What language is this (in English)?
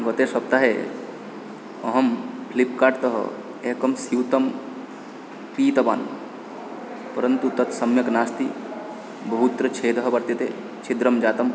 Sanskrit